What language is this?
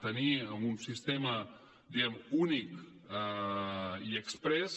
Catalan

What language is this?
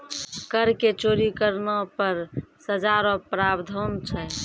Maithili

